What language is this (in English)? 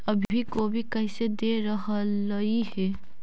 Magahi